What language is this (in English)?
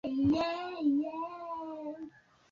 Swahili